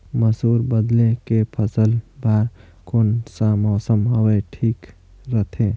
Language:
Chhattisgarhi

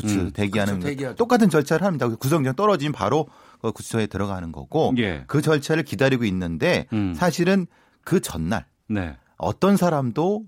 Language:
Korean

